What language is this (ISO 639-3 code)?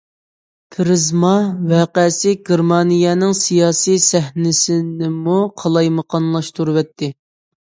uig